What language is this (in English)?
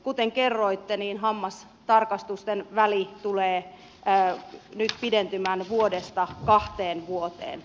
Finnish